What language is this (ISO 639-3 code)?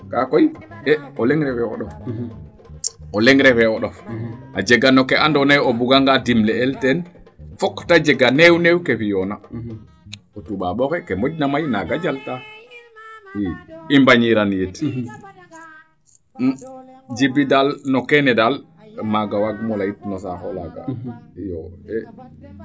srr